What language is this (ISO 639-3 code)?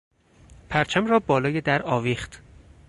fas